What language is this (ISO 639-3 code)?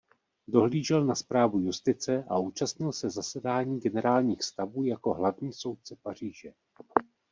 ces